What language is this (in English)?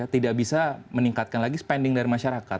Indonesian